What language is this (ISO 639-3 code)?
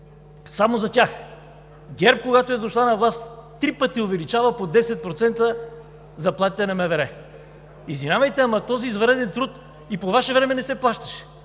bul